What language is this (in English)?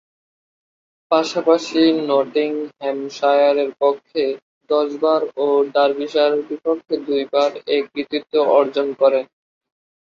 Bangla